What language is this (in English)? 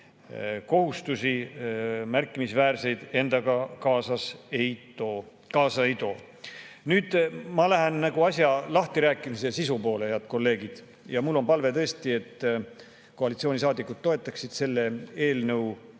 Estonian